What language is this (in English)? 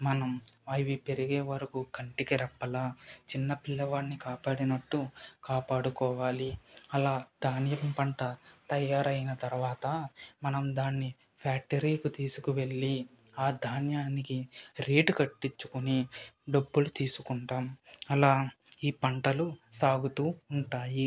Telugu